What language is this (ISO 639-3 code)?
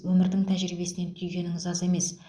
kaz